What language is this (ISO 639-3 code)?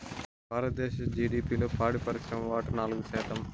tel